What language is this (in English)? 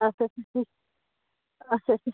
Kashmiri